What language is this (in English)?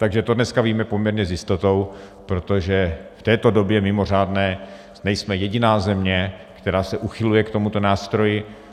Czech